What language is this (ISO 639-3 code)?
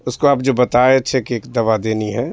urd